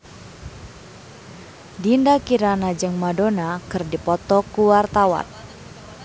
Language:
Sundanese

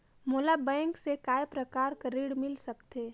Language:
Chhattisgarhi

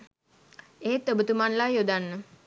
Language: Sinhala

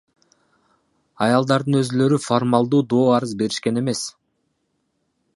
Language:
Kyrgyz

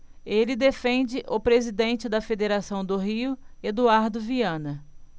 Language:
Portuguese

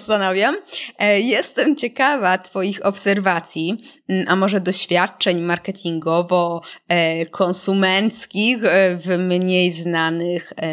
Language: Polish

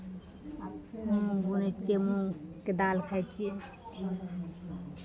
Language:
Maithili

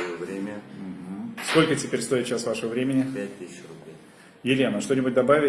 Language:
Russian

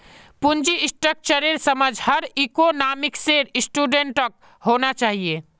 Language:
Magahi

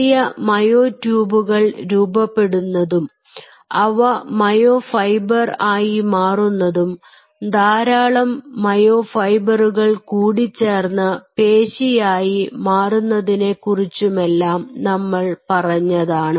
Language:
Malayalam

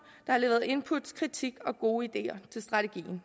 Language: Danish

